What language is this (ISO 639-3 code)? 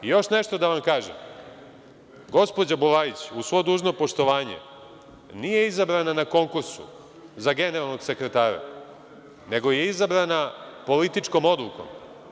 srp